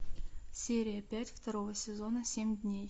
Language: Russian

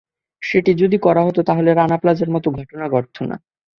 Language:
Bangla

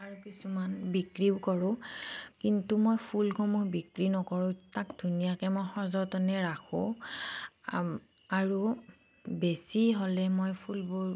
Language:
Assamese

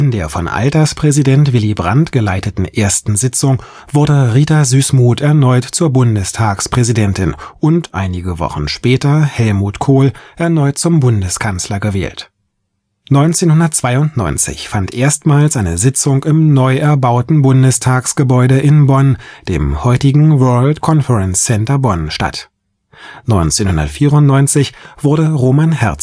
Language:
German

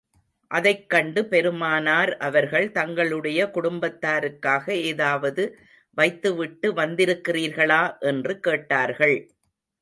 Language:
Tamil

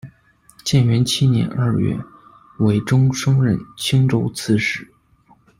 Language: Chinese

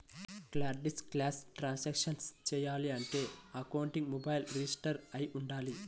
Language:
Telugu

